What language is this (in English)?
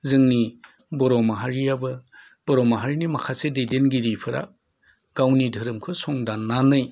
Bodo